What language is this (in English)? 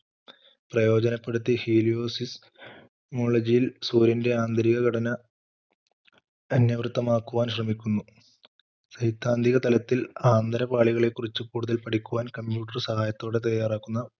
Malayalam